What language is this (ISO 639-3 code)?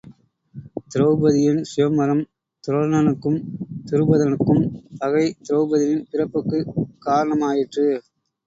tam